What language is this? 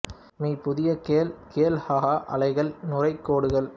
Tamil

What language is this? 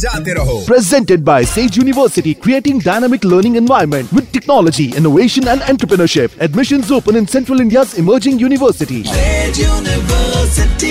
Hindi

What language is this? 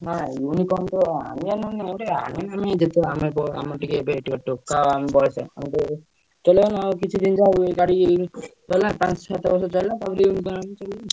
Odia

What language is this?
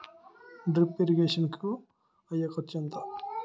Telugu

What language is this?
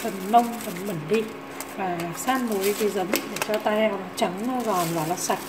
Vietnamese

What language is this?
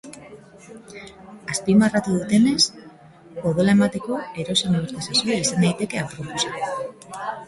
Basque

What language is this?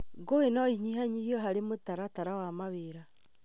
Kikuyu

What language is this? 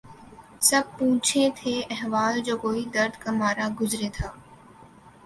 Urdu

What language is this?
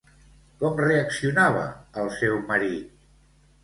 Catalan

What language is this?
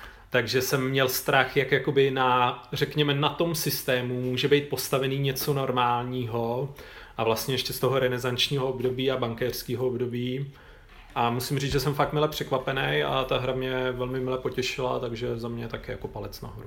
Czech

